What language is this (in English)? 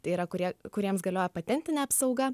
Lithuanian